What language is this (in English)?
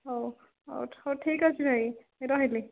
Odia